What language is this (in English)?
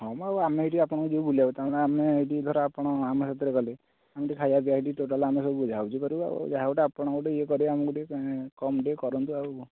Odia